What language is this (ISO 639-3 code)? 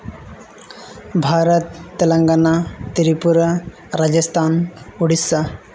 sat